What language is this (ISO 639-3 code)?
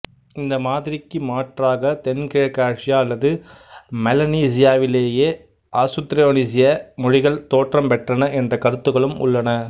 tam